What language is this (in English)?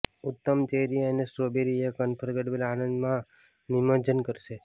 Gujarati